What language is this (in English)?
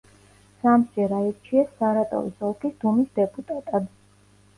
Georgian